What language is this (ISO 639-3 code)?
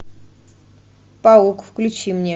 rus